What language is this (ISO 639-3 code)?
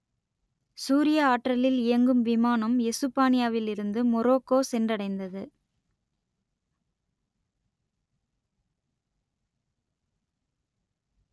tam